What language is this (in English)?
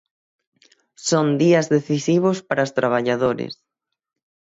Galician